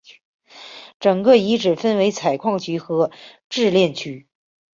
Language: Chinese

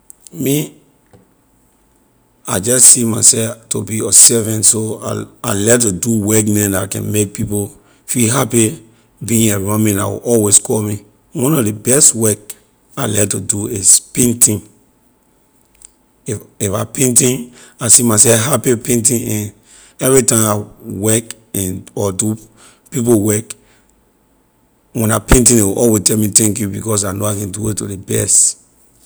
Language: Liberian English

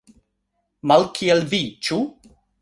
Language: Esperanto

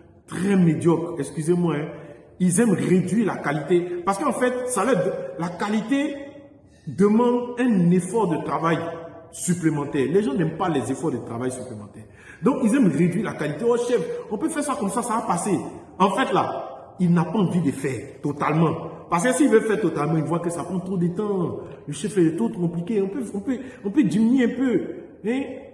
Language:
French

